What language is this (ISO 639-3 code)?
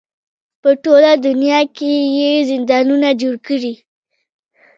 pus